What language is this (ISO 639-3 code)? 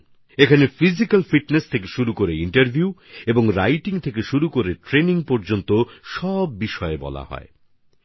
ben